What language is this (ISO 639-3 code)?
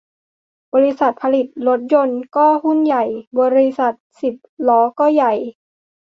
tha